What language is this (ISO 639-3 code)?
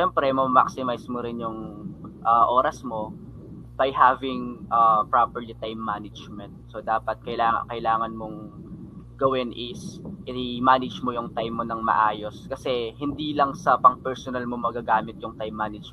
fil